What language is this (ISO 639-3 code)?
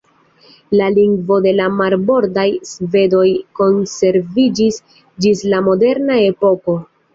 epo